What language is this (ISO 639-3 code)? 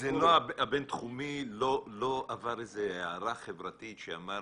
heb